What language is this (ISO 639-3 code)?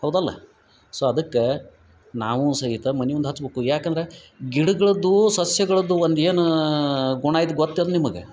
kan